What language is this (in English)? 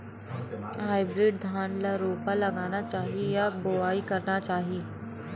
Chhattisgarhi